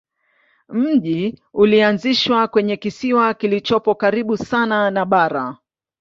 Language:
Swahili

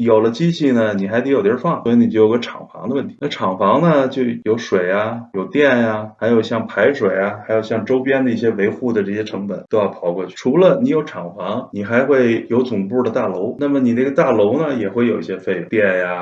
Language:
Chinese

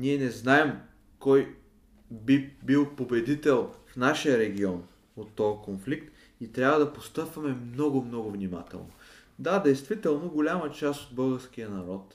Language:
Bulgarian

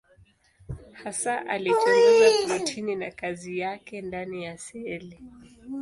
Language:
Swahili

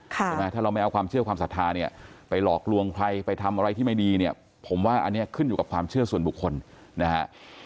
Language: Thai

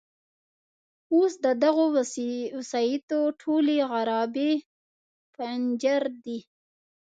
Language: Pashto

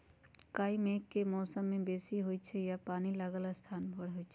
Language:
Magahi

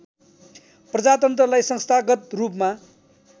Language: Nepali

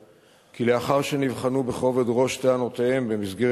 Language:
Hebrew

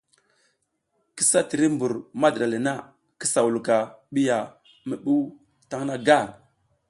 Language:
South Giziga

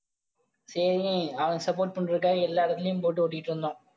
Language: Tamil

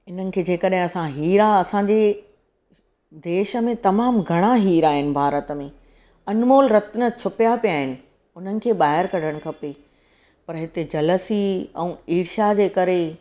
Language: Sindhi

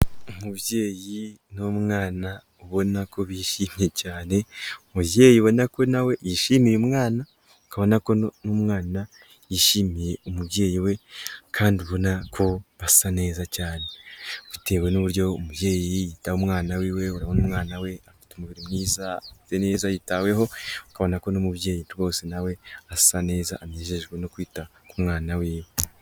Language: Kinyarwanda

